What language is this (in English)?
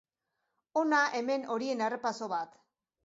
Basque